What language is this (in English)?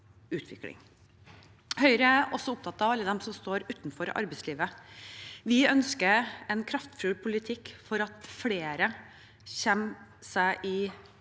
Norwegian